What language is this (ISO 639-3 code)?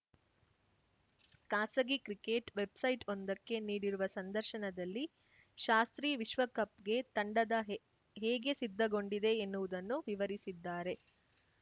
kan